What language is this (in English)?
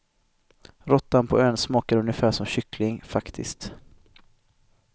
Swedish